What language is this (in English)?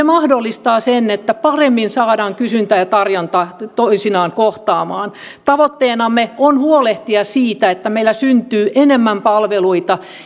Finnish